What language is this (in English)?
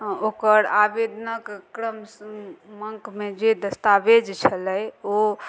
Maithili